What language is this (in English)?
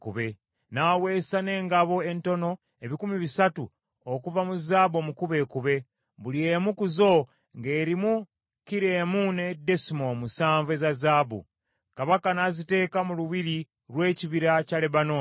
Ganda